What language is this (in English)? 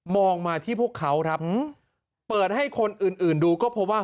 Thai